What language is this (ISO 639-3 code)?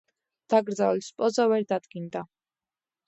kat